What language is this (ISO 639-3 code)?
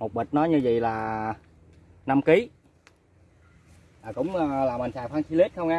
vie